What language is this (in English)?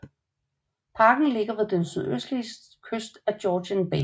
Danish